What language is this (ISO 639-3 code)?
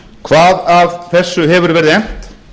isl